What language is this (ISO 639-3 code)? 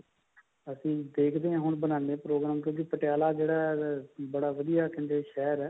pan